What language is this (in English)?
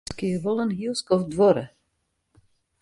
Western Frisian